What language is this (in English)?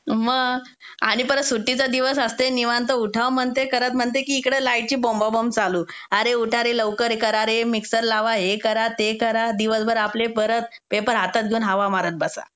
Marathi